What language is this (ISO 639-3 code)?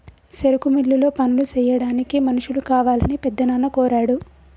tel